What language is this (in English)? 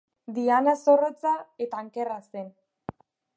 Basque